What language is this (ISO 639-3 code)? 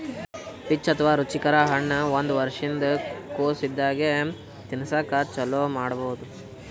kan